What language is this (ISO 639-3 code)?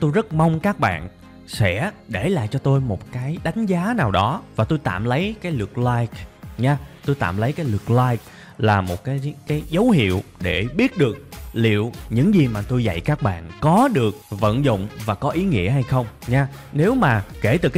vie